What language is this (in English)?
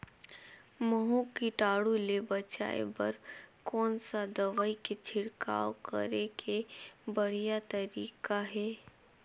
Chhattisgarhi